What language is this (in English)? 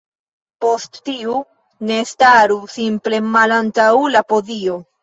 Esperanto